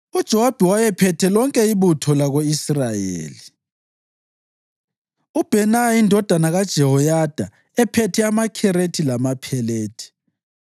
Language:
North Ndebele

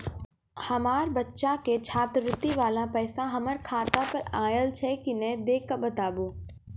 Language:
Maithili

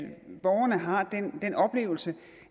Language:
Danish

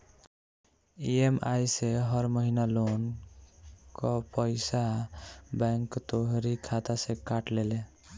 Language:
Bhojpuri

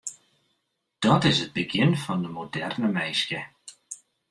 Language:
Western Frisian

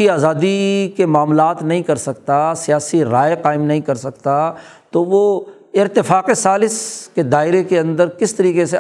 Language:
Urdu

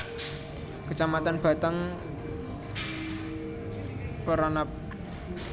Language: Javanese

